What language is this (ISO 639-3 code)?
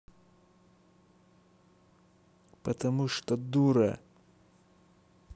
rus